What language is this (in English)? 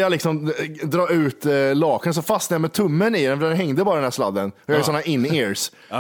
Swedish